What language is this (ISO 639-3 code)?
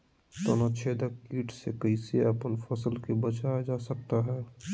mag